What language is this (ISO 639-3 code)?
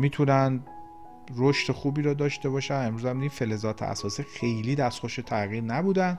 fas